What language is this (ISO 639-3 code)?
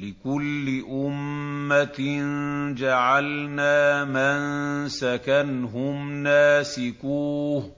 ara